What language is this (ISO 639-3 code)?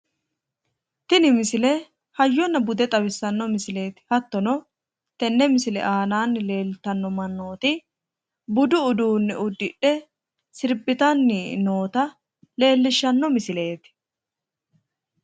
sid